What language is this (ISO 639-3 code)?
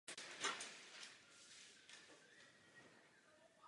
ces